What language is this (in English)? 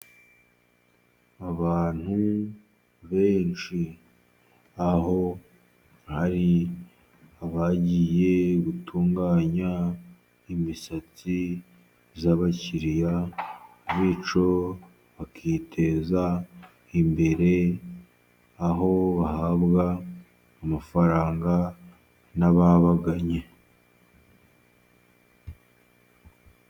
Kinyarwanda